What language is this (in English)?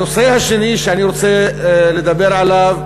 Hebrew